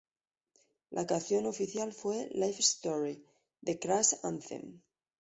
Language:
Spanish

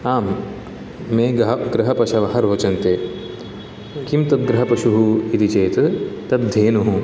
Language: Sanskrit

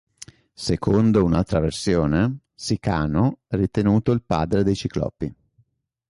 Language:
Italian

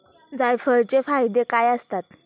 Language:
Marathi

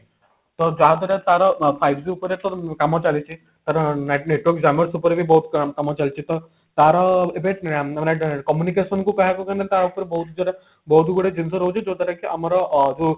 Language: Odia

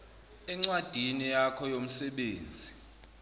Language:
Zulu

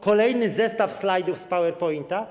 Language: Polish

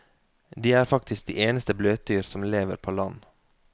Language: Norwegian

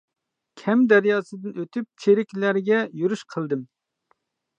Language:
Uyghur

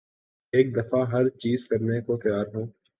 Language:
Urdu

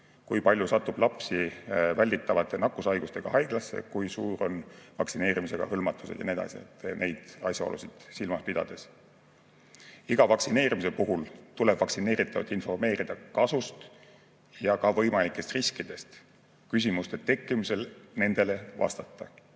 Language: Estonian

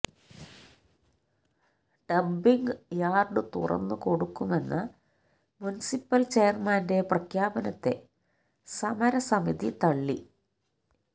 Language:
Malayalam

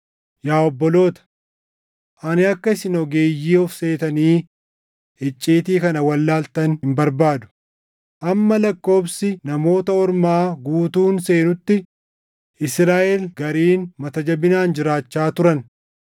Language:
Oromo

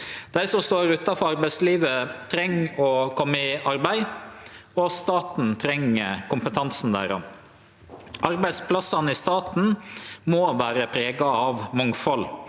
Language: Norwegian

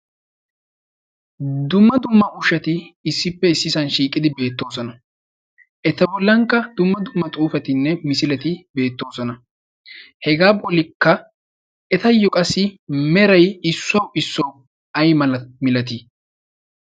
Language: Wolaytta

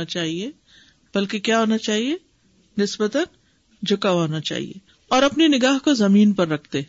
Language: Urdu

